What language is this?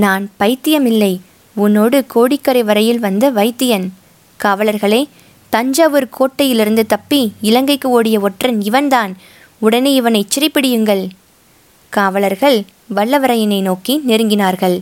Tamil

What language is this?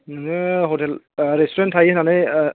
Bodo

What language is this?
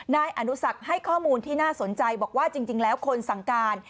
Thai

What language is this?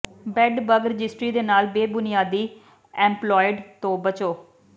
Punjabi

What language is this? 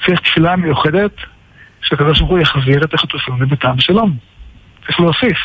Hebrew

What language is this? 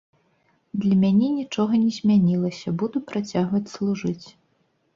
Belarusian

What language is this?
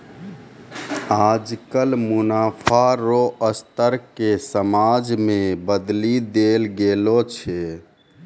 Maithili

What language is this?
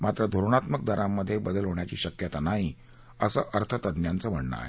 Marathi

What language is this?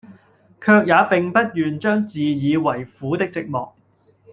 Cantonese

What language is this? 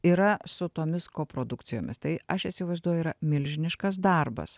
Lithuanian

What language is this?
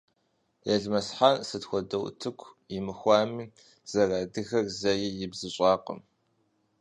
Kabardian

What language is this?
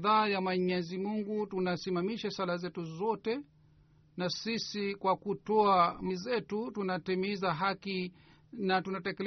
Swahili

